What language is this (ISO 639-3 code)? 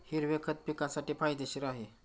mar